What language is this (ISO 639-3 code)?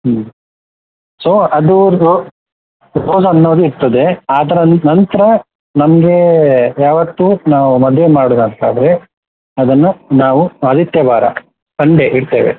kan